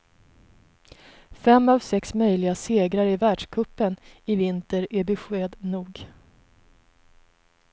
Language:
Swedish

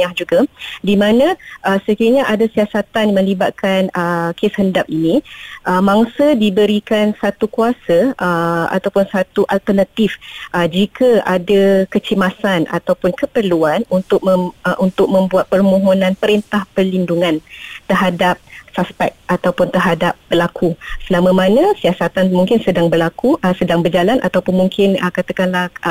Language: Malay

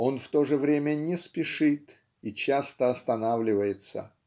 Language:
Russian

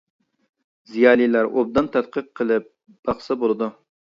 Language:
Uyghur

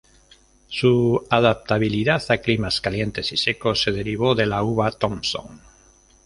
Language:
Spanish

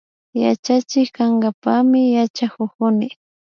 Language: Imbabura Highland Quichua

